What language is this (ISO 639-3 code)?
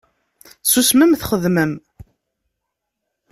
kab